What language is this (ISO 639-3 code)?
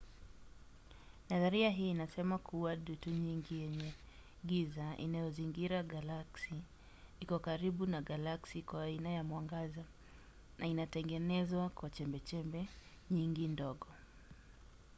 swa